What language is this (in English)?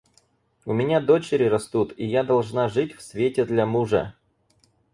Russian